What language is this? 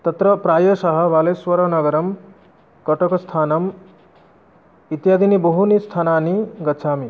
Sanskrit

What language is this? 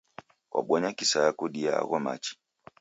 Taita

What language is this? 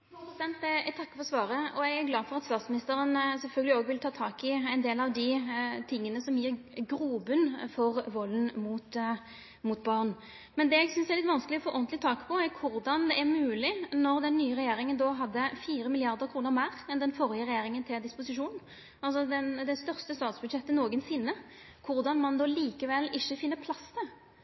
Norwegian Nynorsk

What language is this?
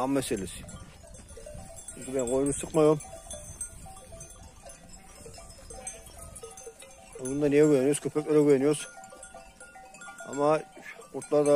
Turkish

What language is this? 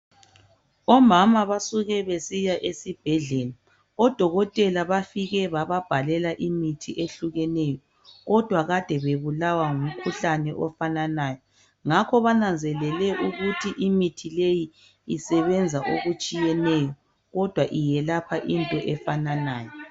North Ndebele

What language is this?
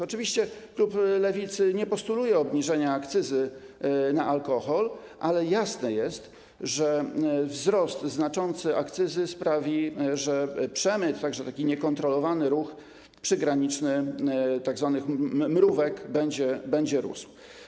Polish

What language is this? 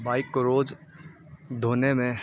Urdu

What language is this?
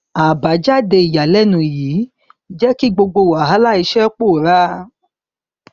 Yoruba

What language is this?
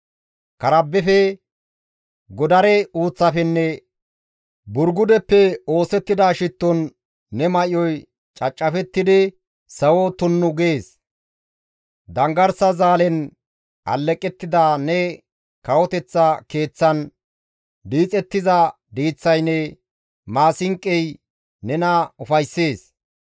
Gamo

